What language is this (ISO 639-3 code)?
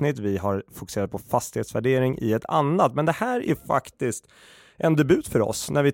swe